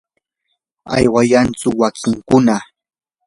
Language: Yanahuanca Pasco Quechua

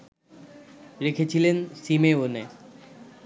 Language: Bangla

